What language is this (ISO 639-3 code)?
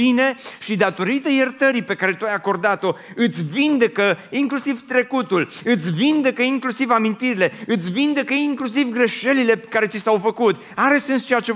ron